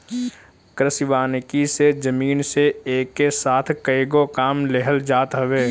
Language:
Bhojpuri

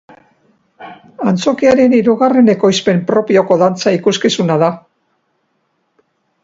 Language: Basque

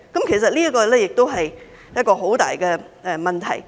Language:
Cantonese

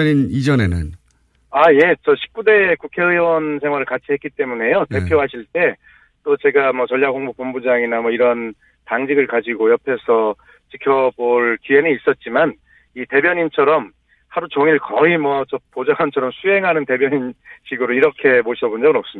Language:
Korean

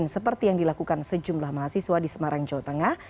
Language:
Indonesian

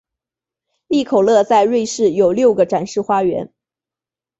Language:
Chinese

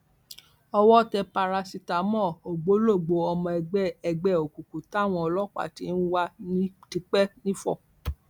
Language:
Yoruba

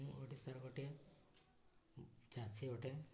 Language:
Odia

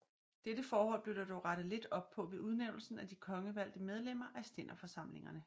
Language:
Danish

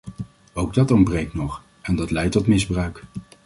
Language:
Dutch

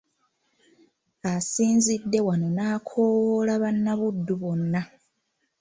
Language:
Ganda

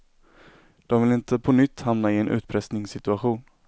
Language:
Swedish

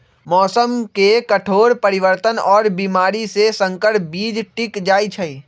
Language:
Magahi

